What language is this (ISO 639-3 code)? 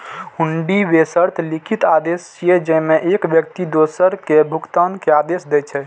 mai